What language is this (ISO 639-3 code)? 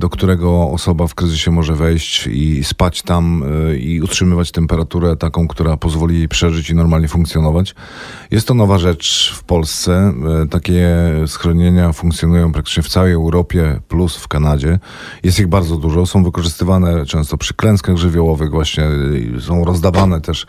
pol